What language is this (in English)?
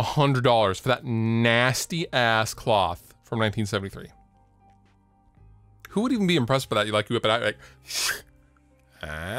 English